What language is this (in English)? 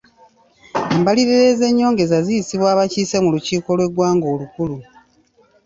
Ganda